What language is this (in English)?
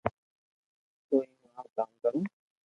Loarki